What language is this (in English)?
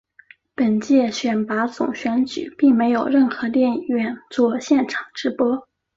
Chinese